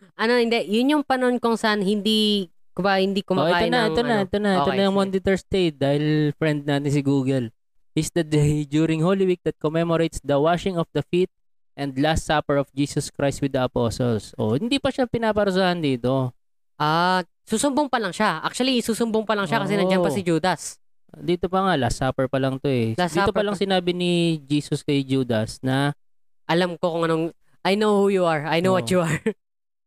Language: Filipino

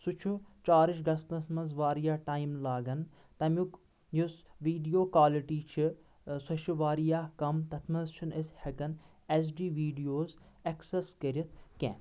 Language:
Kashmiri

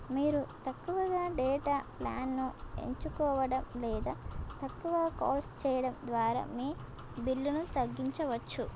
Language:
Telugu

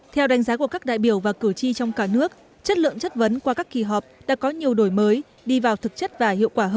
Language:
Vietnamese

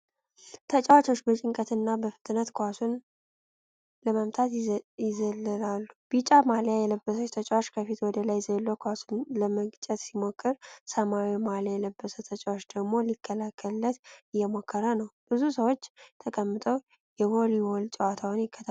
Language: Amharic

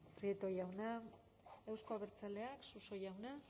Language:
Basque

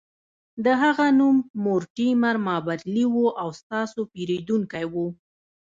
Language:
Pashto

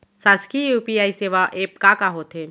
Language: Chhattisgarhi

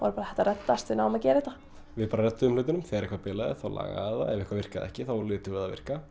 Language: Icelandic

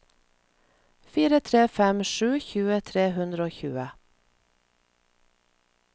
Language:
Norwegian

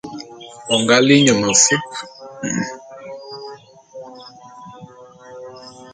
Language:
Bulu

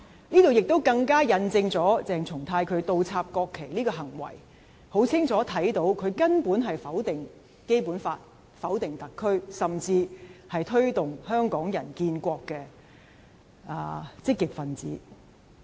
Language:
Cantonese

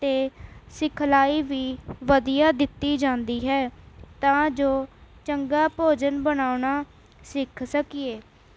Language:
Punjabi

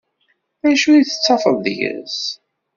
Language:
Kabyle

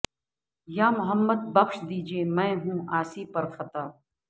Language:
Urdu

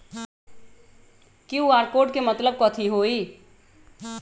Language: Magahi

